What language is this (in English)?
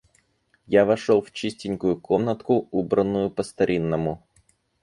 Russian